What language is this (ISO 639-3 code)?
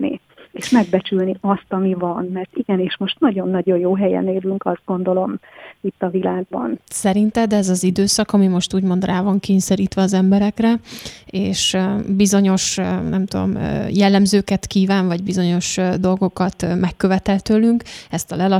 hun